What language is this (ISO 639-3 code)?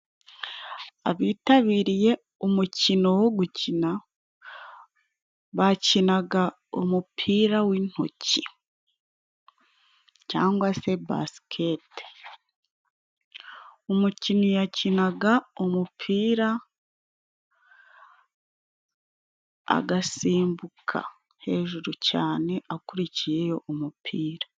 kin